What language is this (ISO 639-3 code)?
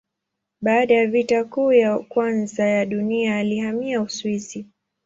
swa